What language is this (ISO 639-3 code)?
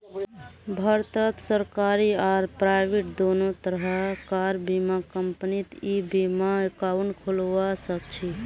mag